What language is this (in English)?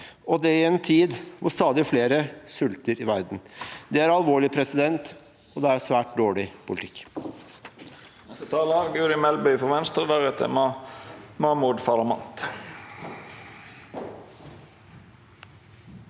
Norwegian